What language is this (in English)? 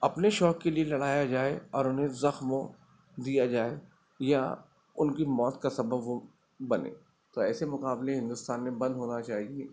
Urdu